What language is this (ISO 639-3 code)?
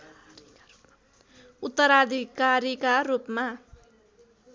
nep